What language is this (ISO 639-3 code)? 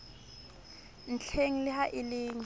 sot